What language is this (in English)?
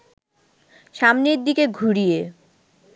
Bangla